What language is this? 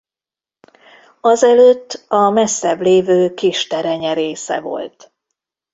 Hungarian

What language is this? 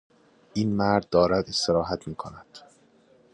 Persian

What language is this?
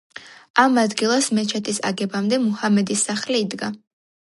Georgian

